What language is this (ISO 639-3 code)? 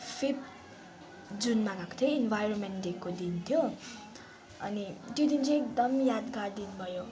nep